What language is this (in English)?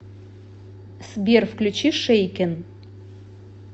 Russian